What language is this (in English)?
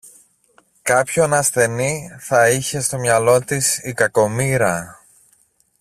Greek